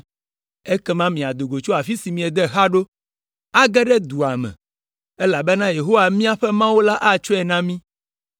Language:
Ewe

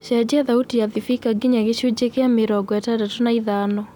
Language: Kikuyu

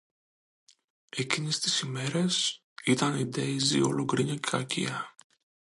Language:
Greek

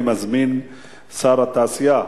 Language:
Hebrew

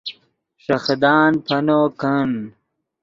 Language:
Yidgha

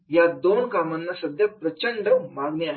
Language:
Marathi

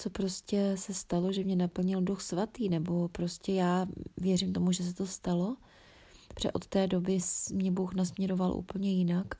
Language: Czech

